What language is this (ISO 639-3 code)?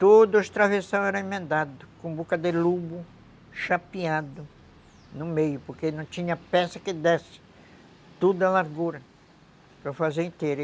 por